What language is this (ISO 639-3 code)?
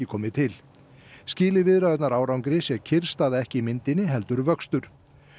isl